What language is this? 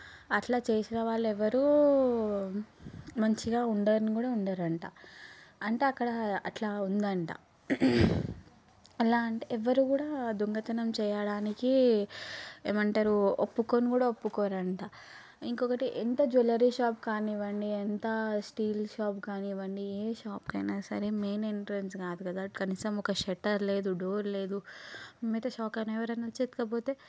Telugu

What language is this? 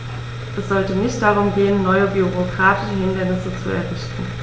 German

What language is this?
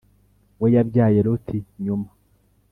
Kinyarwanda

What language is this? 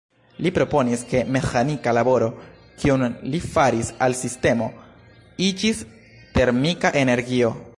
Esperanto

